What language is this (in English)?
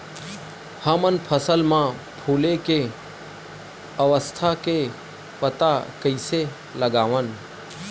Chhattisgarhi